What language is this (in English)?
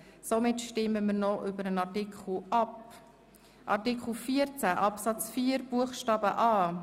Swiss German